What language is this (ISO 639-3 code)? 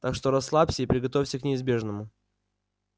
rus